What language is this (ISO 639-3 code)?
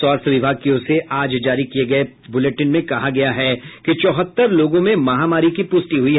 hin